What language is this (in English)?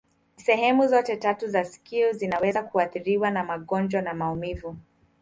Swahili